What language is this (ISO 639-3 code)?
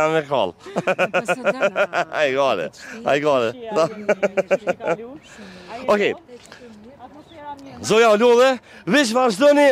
ron